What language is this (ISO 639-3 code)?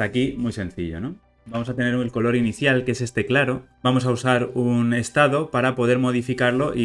spa